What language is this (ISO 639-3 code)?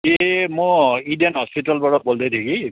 nep